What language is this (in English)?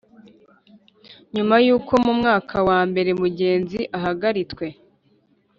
Kinyarwanda